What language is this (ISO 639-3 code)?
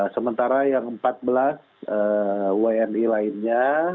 ind